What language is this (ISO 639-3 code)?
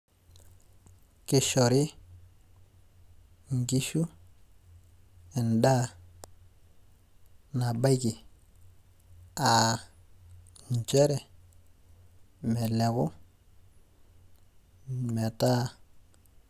mas